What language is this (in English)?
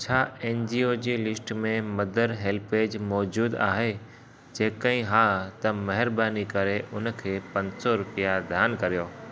Sindhi